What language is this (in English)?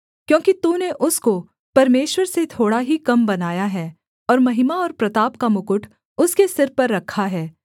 Hindi